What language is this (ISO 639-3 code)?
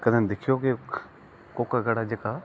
doi